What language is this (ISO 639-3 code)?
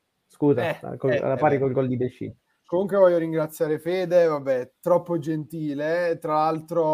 ita